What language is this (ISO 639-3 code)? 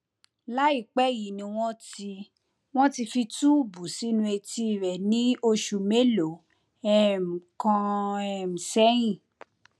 yor